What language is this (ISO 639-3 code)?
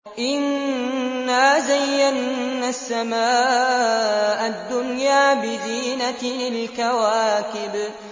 ara